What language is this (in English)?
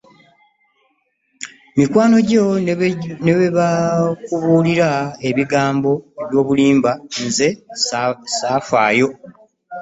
Ganda